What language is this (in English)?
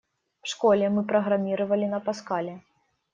Russian